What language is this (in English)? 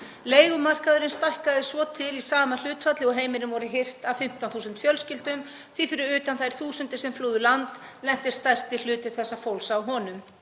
Icelandic